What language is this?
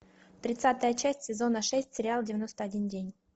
Russian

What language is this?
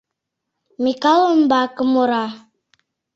Mari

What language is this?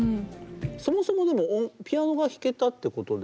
Japanese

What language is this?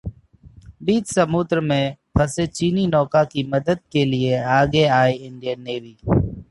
Hindi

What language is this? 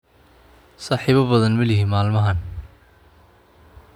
Somali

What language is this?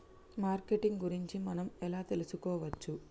Telugu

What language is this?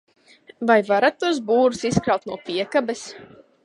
Latvian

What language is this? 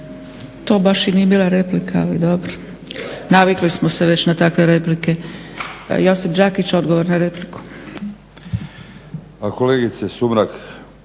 Croatian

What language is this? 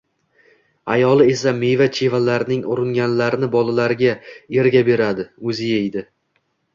Uzbek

